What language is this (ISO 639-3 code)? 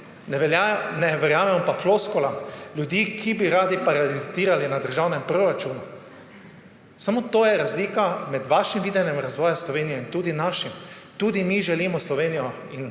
slv